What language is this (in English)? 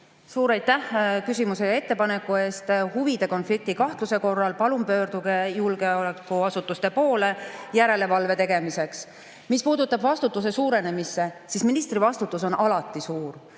Estonian